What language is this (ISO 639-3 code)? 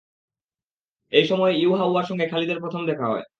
ben